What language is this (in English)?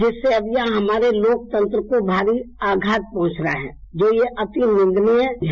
Hindi